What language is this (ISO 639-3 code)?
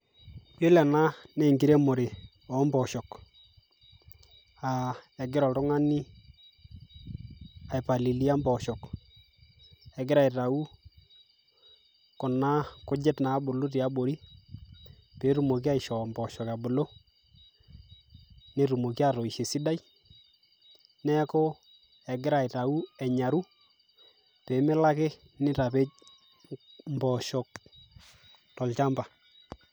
mas